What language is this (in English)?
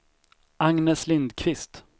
Swedish